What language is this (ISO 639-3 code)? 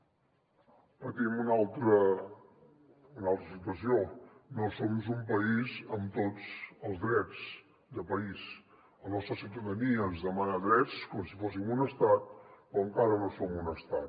cat